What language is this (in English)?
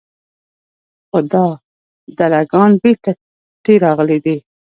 Pashto